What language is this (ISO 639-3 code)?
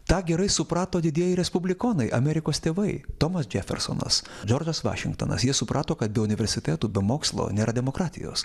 lit